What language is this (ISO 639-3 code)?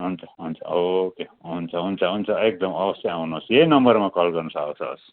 nep